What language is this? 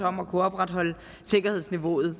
Danish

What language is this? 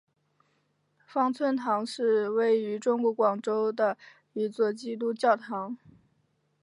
Chinese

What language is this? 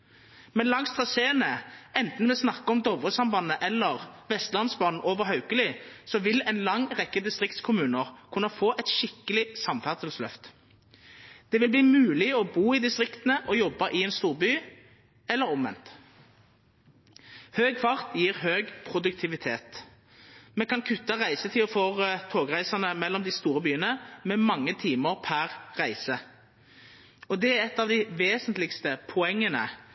Norwegian Nynorsk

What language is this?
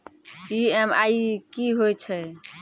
Maithili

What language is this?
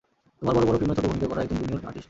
Bangla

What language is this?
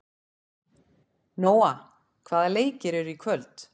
Icelandic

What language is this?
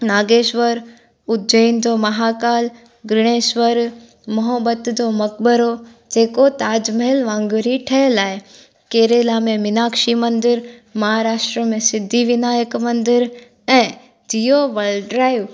Sindhi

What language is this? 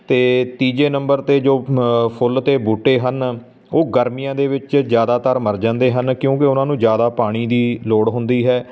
Punjabi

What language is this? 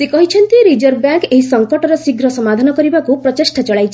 Odia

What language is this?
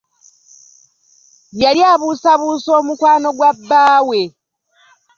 Ganda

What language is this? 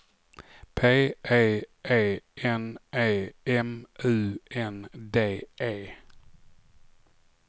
Swedish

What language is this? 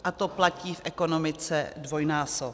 Czech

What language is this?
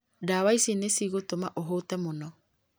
Kikuyu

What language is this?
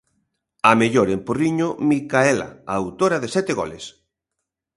Galician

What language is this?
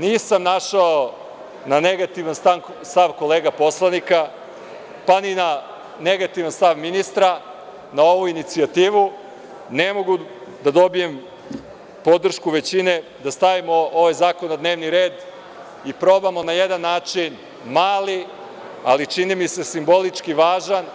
Serbian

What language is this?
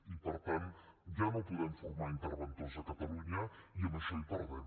Catalan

